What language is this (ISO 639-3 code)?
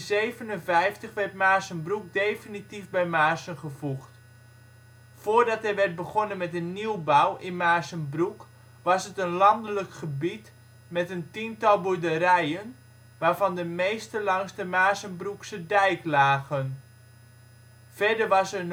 nld